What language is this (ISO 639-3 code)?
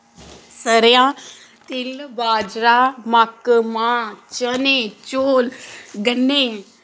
doi